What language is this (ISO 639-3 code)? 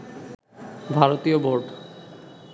ben